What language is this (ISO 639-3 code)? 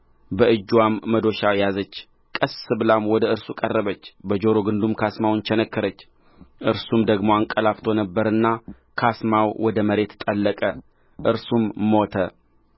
amh